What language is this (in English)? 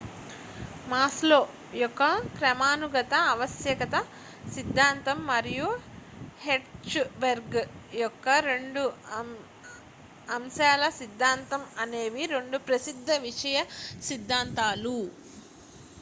Telugu